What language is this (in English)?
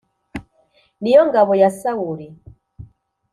Kinyarwanda